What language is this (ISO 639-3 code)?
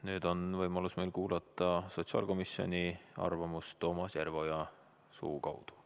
est